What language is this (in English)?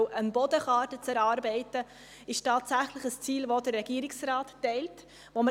Swiss German